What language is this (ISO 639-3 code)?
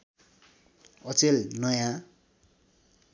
nep